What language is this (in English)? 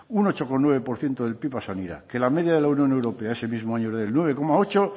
Spanish